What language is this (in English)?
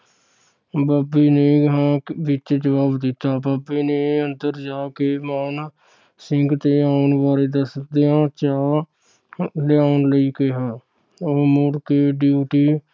Punjabi